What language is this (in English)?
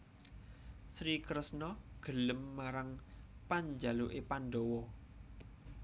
Javanese